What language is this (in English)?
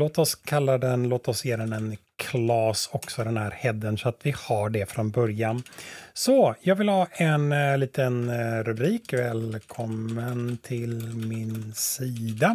Swedish